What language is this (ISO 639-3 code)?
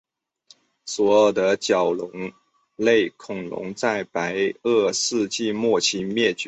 zho